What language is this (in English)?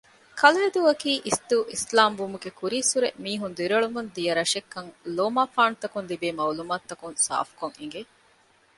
Divehi